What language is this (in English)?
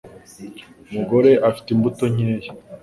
Kinyarwanda